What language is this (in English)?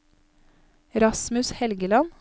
Norwegian